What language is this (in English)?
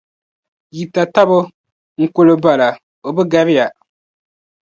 Dagbani